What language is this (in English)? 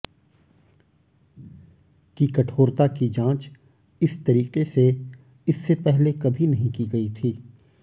Hindi